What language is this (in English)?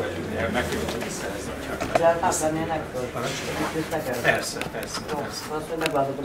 Hungarian